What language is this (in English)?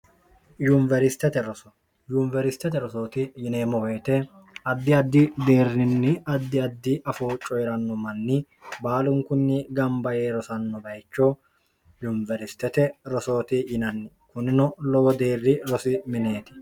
Sidamo